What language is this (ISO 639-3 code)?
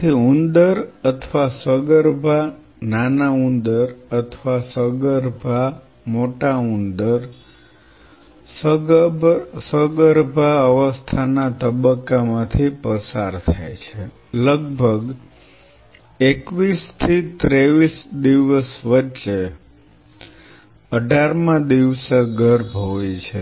guj